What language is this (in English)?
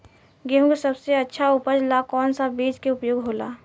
Bhojpuri